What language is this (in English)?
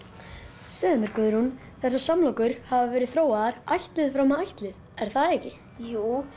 Icelandic